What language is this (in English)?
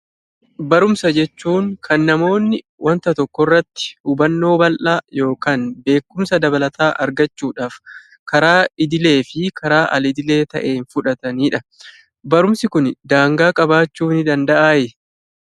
Oromo